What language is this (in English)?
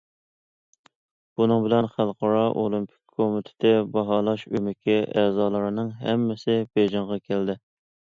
Uyghur